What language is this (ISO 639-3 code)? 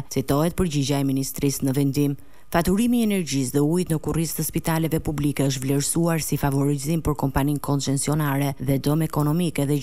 ron